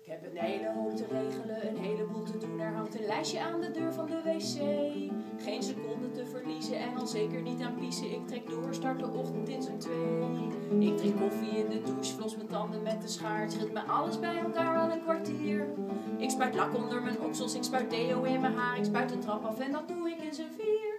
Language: Dutch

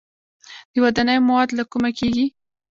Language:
Pashto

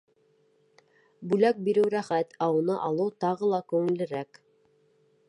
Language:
Bashkir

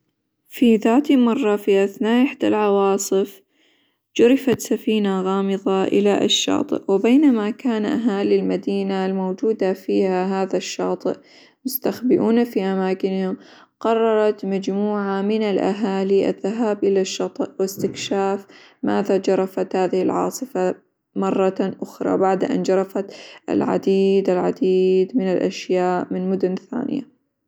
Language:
Hijazi Arabic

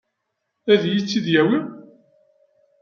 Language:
Kabyle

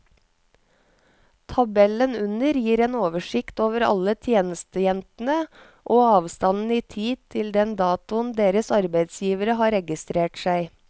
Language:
Norwegian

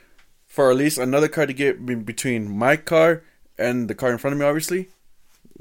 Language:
English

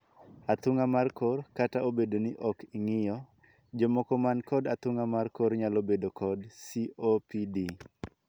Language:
Luo (Kenya and Tanzania)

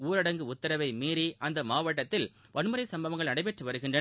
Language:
Tamil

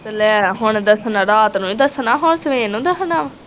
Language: Punjabi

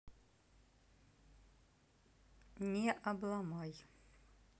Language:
Russian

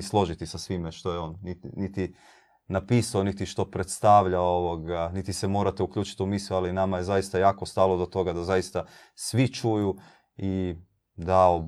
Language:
Croatian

